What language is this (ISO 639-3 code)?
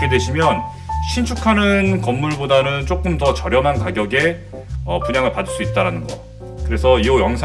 kor